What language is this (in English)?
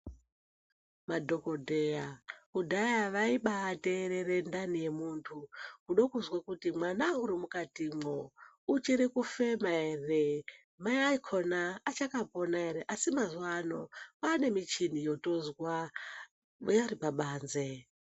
Ndau